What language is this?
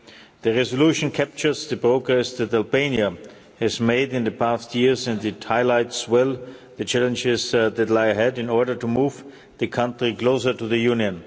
English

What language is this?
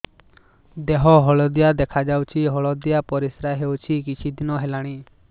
Odia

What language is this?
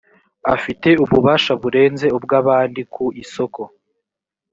Kinyarwanda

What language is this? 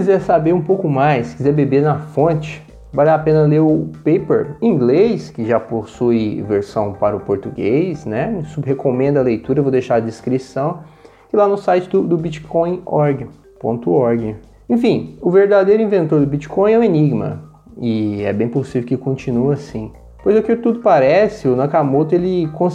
Portuguese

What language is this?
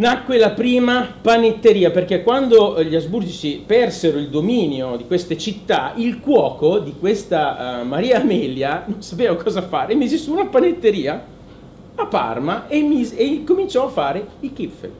Italian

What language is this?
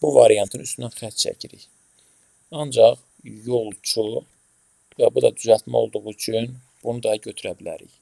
Turkish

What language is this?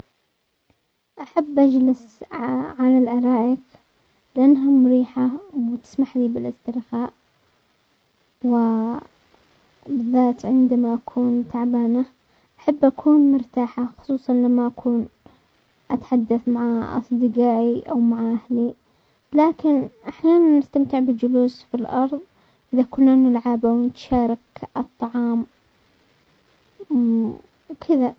Omani Arabic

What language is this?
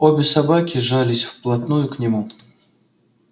Russian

